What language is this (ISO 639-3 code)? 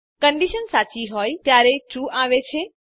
guj